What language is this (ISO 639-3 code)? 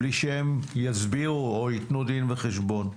heb